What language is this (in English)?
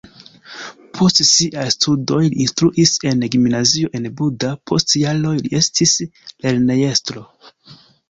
Esperanto